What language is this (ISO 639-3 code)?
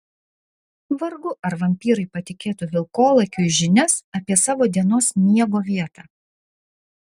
lit